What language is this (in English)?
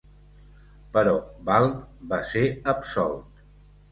Catalan